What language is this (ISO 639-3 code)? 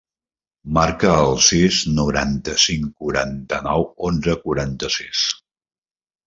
cat